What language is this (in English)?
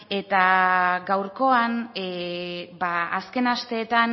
Basque